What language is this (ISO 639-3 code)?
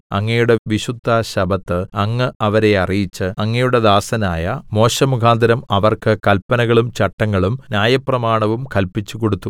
mal